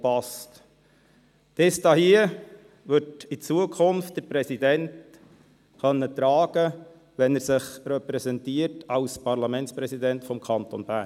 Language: Swiss German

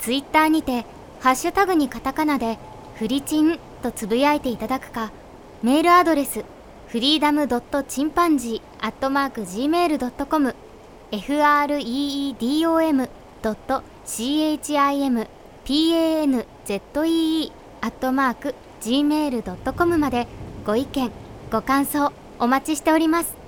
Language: Japanese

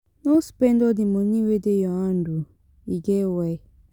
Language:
Nigerian Pidgin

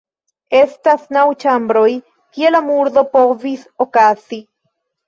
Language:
Esperanto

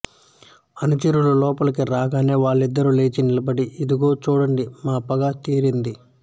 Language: Telugu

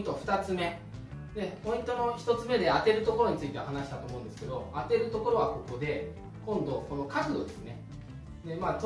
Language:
Japanese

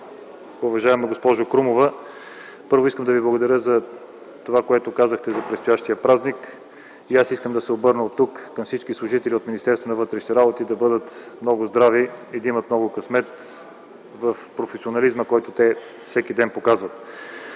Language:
Bulgarian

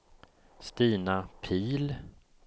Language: Swedish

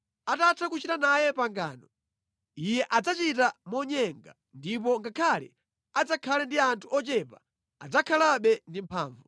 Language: Nyanja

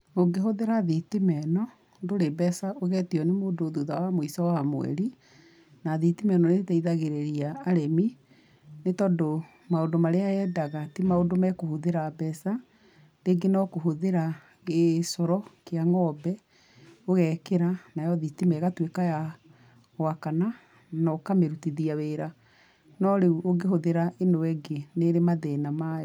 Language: Kikuyu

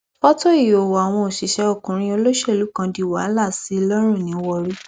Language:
Yoruba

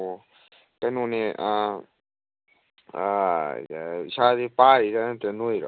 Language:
Manipuri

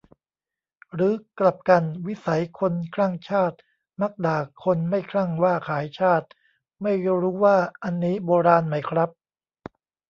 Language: Thai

